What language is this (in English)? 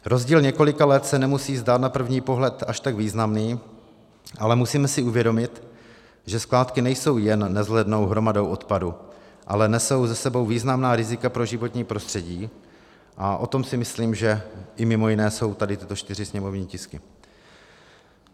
Czech